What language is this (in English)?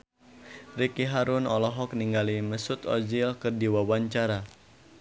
Sundanese